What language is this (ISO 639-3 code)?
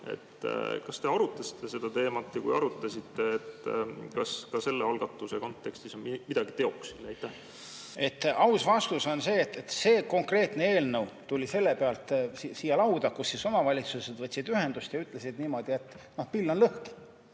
est